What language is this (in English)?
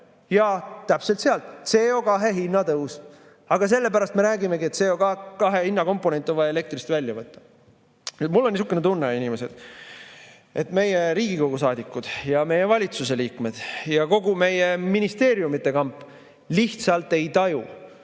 Estonian